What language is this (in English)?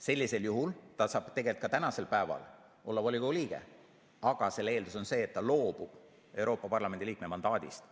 Estonian